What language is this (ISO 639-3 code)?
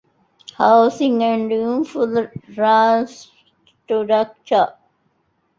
div